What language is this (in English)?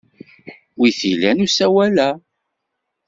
Kabyle